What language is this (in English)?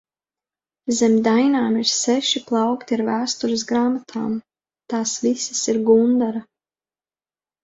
Latvian